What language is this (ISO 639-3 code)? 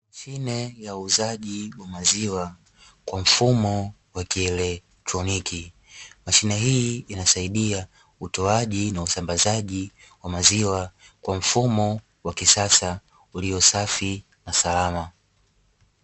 swa